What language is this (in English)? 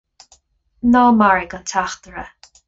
Irish